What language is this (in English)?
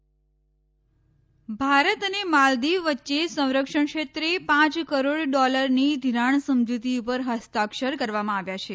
Gujarati